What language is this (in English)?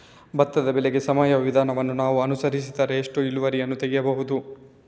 Kannada